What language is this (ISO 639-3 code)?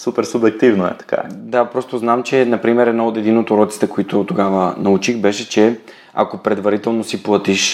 bul